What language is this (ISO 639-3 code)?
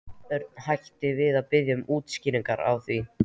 isl